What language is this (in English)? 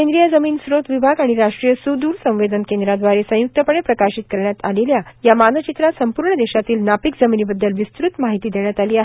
Marathi